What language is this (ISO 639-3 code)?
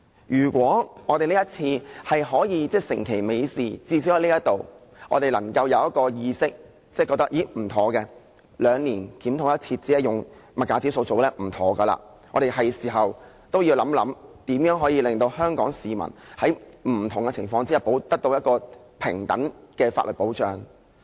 yue